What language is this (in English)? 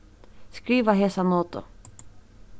Faroese